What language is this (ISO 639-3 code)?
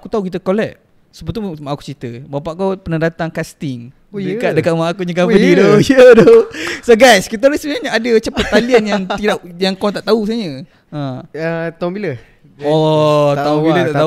msa